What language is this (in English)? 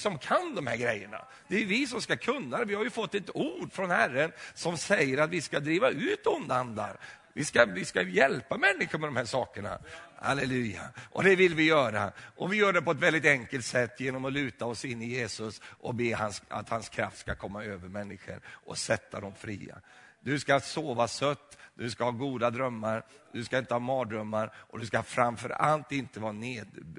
Swedish